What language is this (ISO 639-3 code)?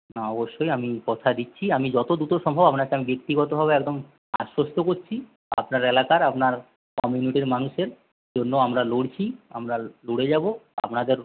ben